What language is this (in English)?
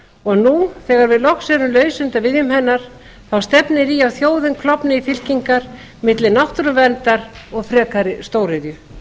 Icelandic